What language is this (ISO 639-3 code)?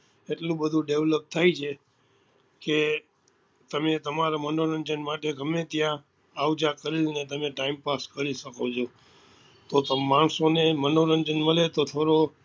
guj